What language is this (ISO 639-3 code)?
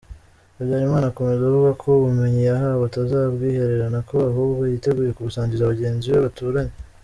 kin